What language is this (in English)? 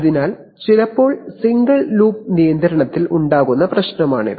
Malayalam